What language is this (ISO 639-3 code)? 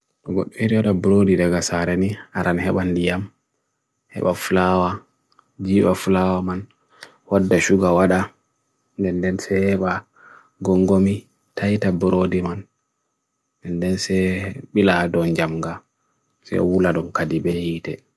fui